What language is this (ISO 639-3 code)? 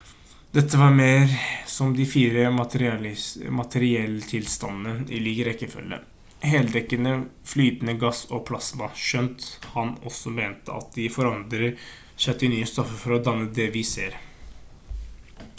nob